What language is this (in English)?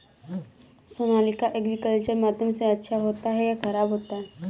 Hindi